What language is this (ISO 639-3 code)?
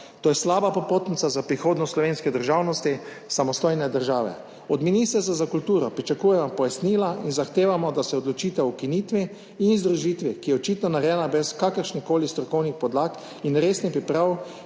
slv